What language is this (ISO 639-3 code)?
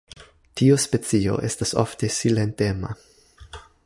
epo